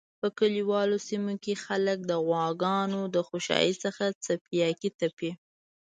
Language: Pashto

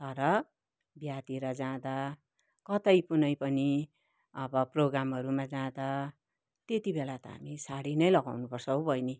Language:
Nepali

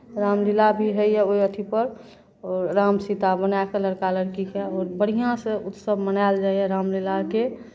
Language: Maithili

